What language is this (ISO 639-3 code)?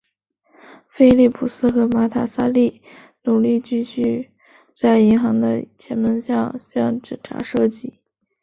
zho